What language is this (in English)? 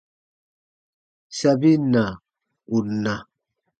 Baatonum